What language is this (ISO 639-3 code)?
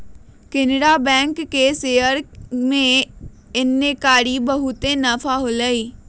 mag